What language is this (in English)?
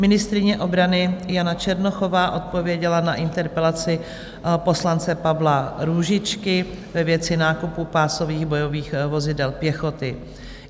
Czech